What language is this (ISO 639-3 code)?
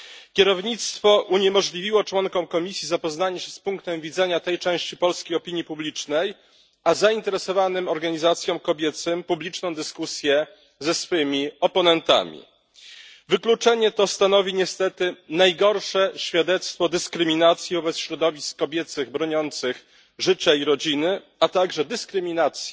pol